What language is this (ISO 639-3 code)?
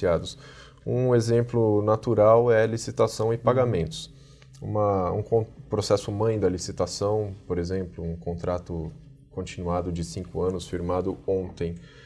por